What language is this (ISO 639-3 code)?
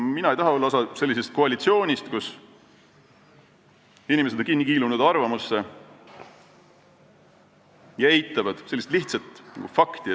est